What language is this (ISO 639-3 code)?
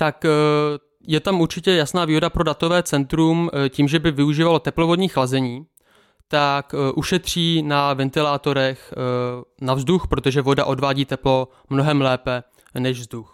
ces